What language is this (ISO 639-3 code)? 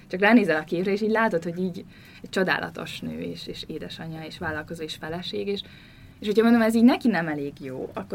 hun